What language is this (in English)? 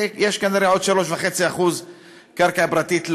Hebrew